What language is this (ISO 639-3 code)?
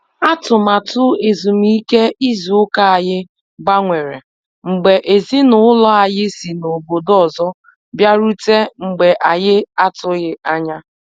ibo